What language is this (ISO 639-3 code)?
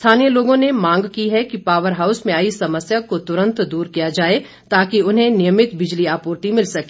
hin